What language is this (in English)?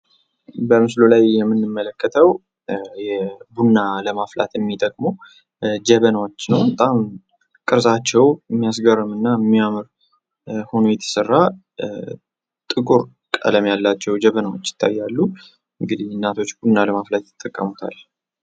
Amharic